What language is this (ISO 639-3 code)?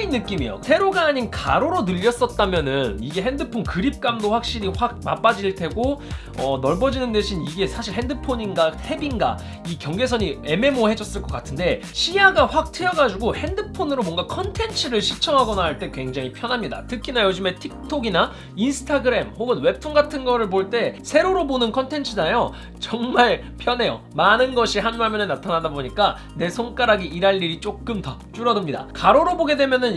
kor